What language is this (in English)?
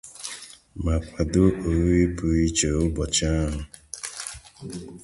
Igbo